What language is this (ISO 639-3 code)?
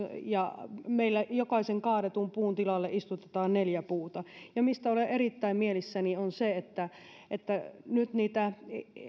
fin